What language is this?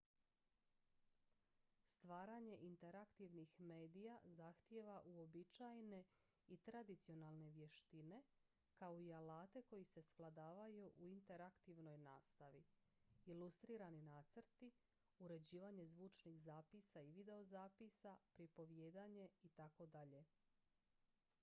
Croatian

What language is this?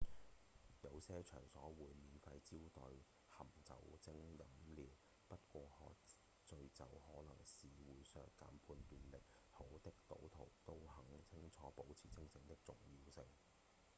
Cantonese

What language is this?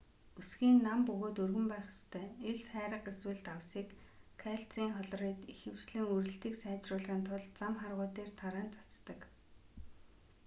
Mongolian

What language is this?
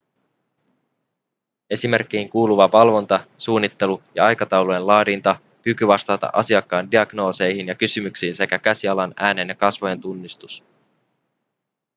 Finnish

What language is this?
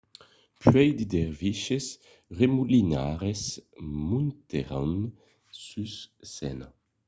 Occitan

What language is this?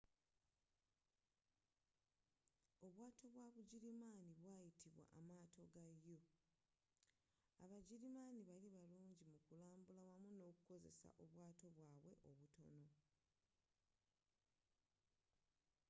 Ganda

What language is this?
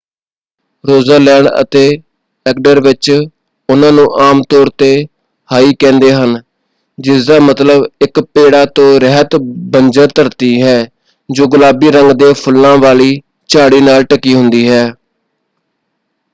Punjabi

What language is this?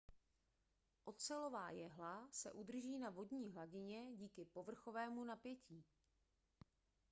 Czech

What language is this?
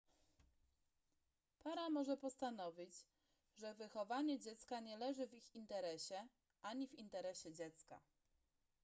Polish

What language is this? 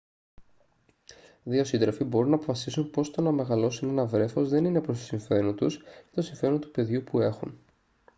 Greek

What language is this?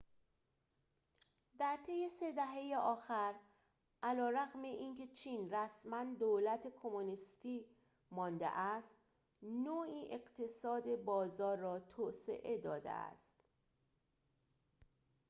Persian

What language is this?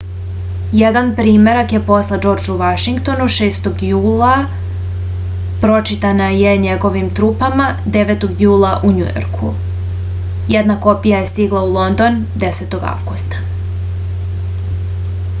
Serbian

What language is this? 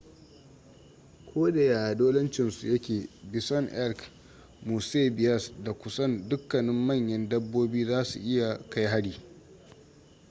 Hausa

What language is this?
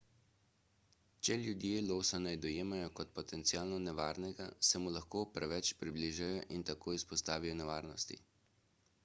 Slovenian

